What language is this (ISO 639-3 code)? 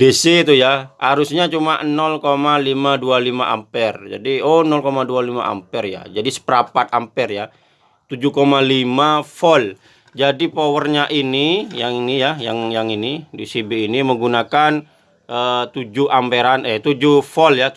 ind